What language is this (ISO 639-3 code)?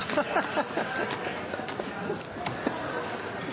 nob